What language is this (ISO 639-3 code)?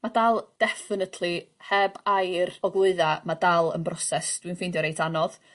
cym